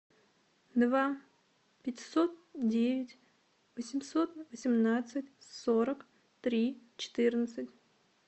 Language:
Russian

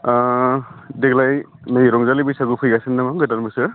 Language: Bodo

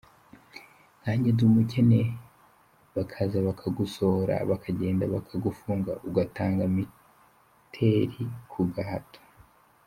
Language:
Kinyarwanda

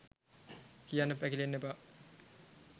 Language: Sinhala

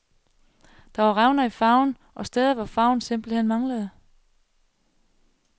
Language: Danish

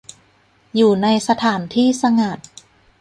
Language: Thai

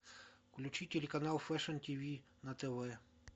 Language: Russian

